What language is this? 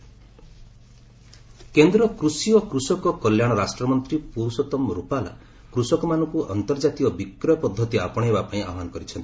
Odia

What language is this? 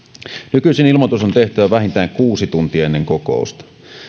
Finnish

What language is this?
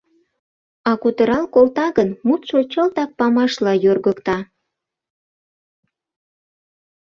Mari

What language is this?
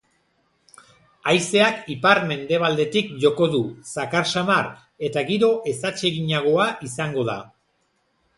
Basque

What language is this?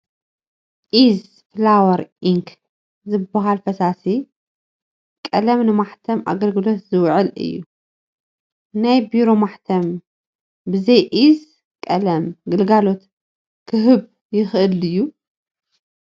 Tigrinya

